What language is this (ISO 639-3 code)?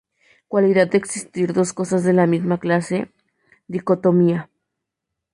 spa